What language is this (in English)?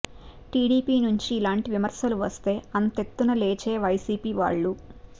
Telugu